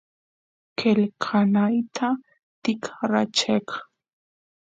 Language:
Santiago del Estero Quichua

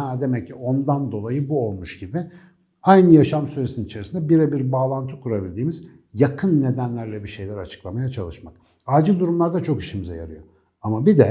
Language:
Turkish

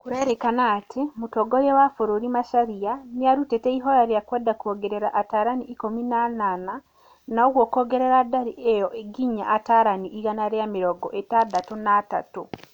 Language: Kikuyu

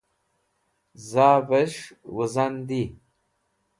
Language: Wakhi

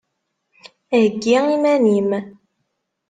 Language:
Kabyle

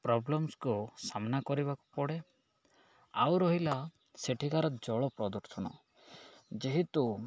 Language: Odia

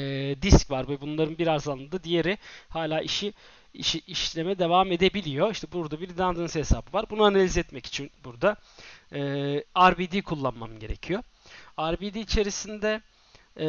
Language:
Turkish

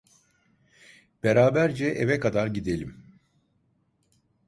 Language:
Turkish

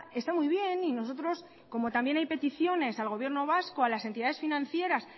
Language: Spanish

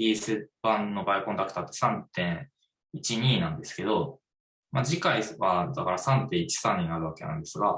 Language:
Japanese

